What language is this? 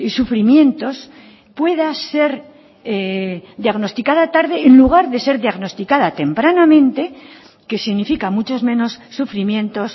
Spanish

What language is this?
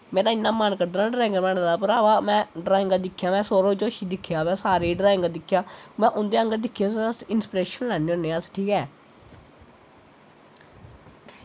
Dogri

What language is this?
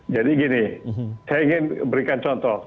Indonesian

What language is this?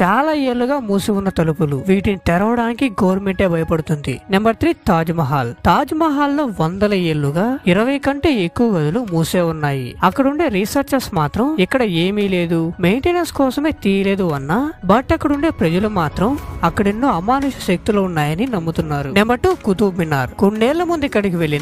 Romanian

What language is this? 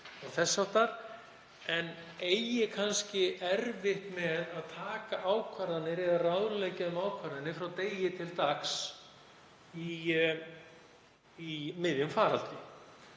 Icelandic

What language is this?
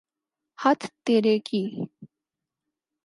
Urdu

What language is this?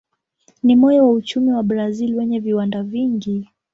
Swahili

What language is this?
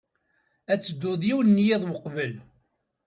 Kabyle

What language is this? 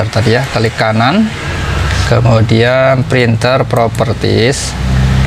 Indonesian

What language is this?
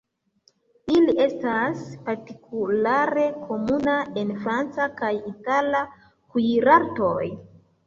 Esperanto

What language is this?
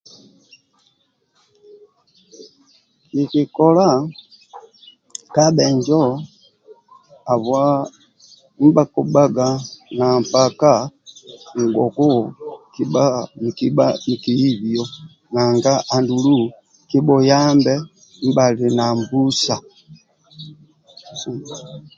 Amba (Uganda)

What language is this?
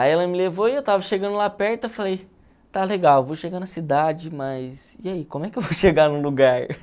Portuguese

